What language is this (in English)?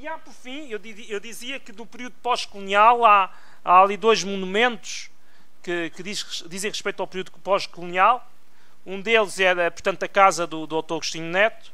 Portuguese